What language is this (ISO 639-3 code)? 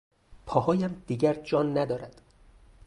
fas